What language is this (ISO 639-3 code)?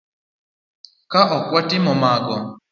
luo